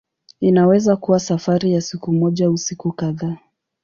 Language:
Swahili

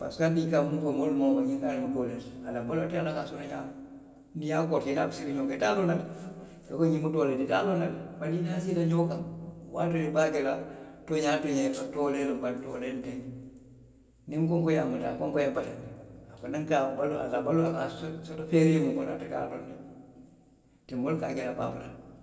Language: Western Maninkakan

